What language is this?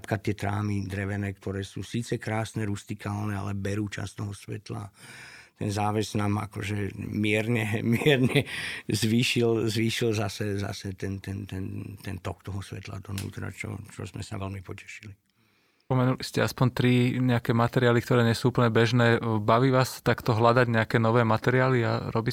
Slovak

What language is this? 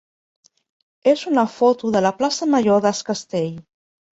Catalan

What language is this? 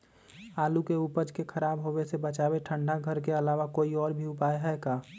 Magahi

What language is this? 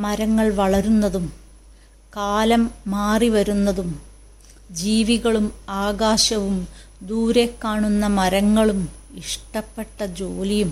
Malayalam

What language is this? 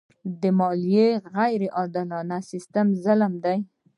Pashto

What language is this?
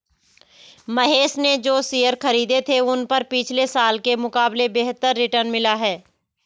Hindi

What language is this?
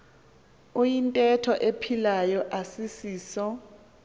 Xhosa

